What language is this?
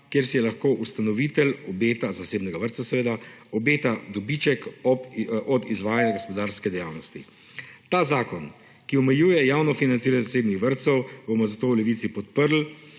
Slovenian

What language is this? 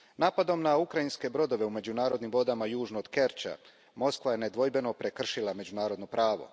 Croatian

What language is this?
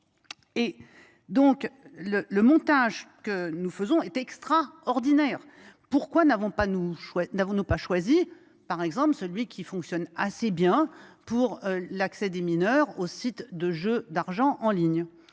French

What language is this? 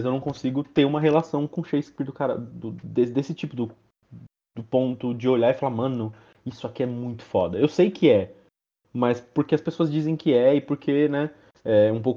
Portuguese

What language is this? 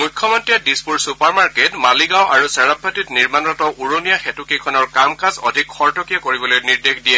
Assamese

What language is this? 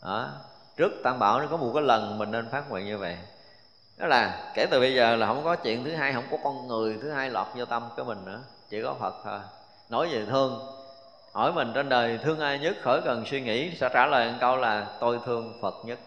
Vietnamese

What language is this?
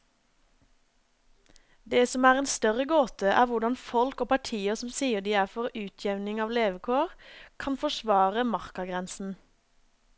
Norwegian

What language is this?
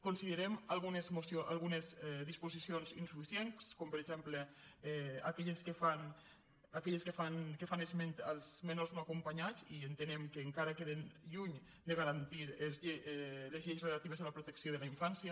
Catalan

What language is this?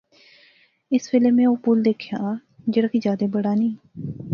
Pahari-Potwari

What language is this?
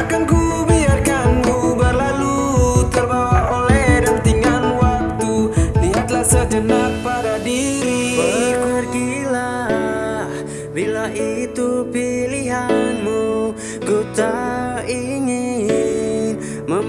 Portuguese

